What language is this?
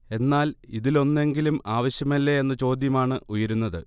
Malayalam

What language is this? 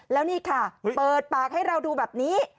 Thai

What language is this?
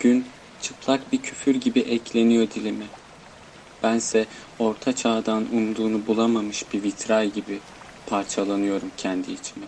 Turkish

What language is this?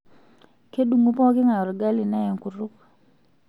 Masai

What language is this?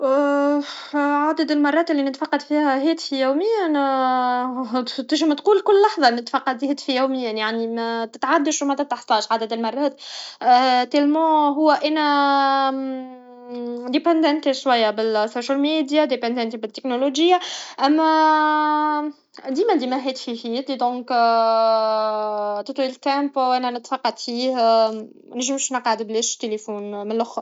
Tunisian Arabic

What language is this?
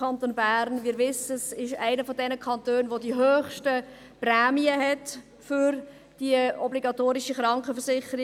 Swiss German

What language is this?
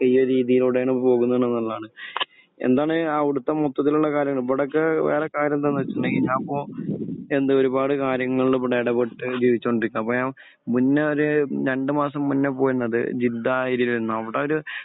Malayalam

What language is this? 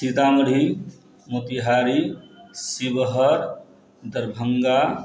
Maithili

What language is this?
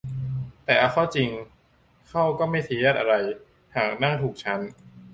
Thai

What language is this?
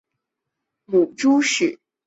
Chinese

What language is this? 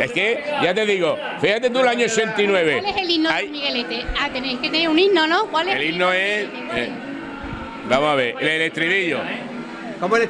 Spanish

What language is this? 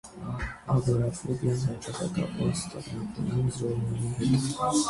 Armenian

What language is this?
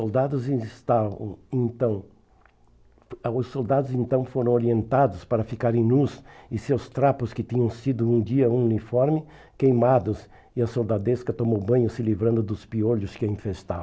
Portuguese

